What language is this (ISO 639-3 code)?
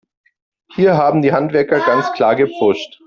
deu